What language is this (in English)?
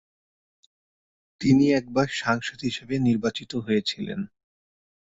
Bangla